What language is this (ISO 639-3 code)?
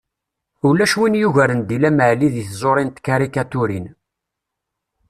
kab